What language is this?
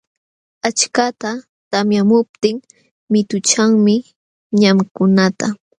Jauja Wanca Quechua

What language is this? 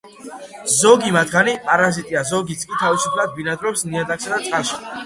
Georgian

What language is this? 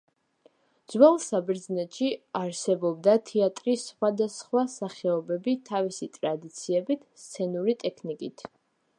Georgian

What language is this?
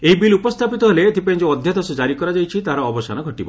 Odia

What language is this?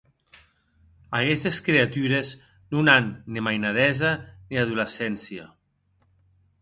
Occitan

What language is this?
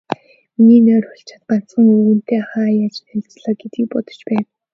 Mongolian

